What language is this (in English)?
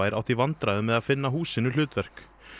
Icelandic